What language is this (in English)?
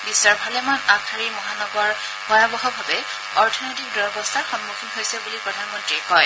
Assamese